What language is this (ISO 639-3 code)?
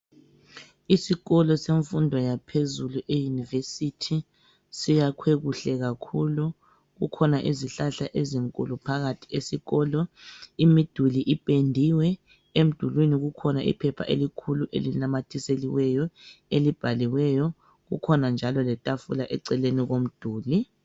nde